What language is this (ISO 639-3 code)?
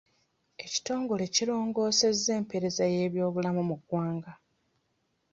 lug